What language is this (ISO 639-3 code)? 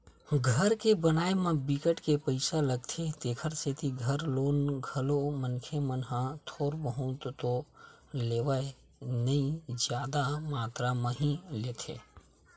hne